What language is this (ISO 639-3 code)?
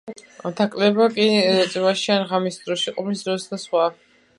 kat